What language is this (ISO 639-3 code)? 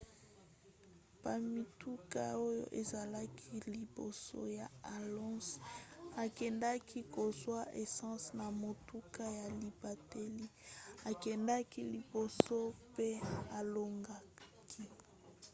lin